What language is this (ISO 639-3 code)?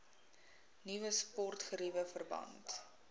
afr